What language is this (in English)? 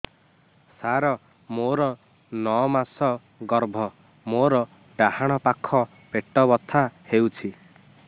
Odia